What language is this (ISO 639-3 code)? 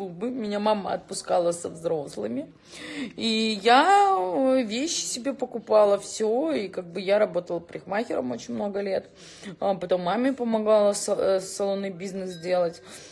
rus